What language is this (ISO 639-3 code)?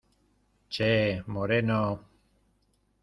spa